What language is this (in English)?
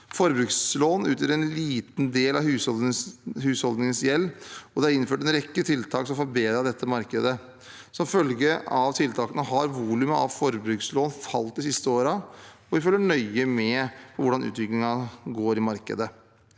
Norwegian